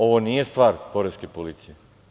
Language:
Serbian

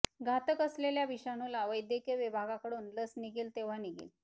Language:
Marathi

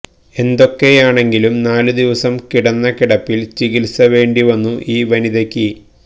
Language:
Malayalam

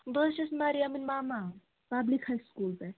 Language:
Kashmiri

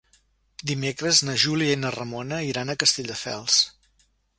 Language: Catalan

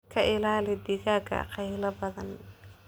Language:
Somali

